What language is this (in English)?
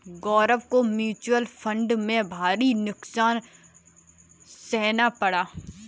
Hindi